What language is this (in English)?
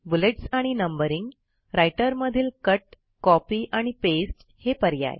Marathi